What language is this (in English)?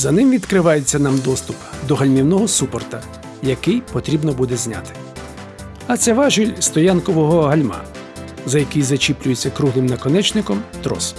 Ukrainian